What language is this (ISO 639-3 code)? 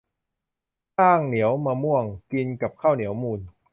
tha